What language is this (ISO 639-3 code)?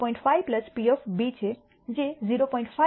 guj